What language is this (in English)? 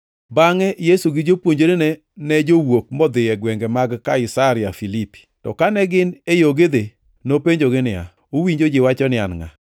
Luo (Kenya and Tanzania)